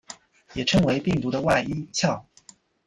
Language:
Chinese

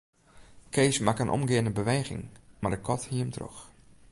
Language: Western Frisian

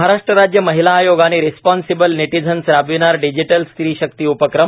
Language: Marathi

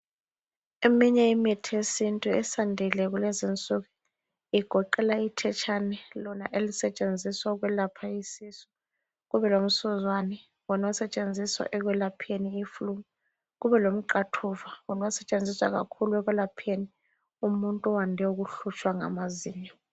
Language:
North Ndebele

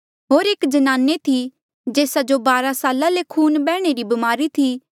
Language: Mandeali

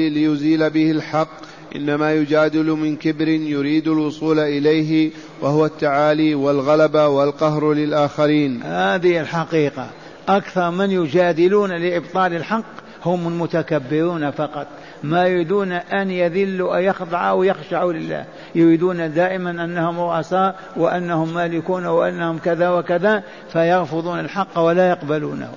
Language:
Arabic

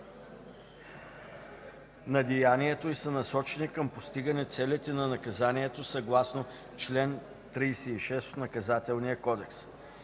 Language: Bulgarian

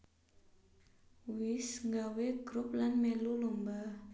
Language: Javanese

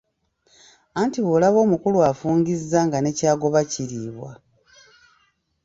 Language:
Ganda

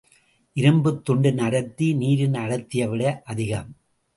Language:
Tamil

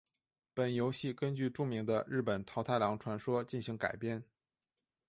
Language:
Chinese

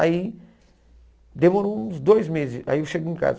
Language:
Portuguese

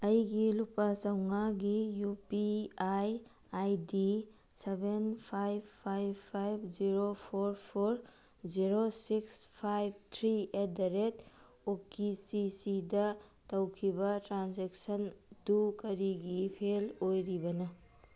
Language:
Manipuri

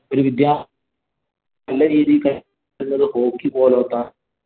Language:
Malayalam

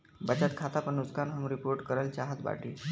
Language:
Bhojpuri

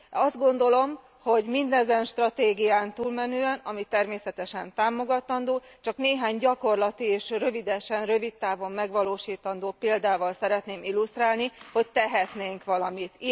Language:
Hungarian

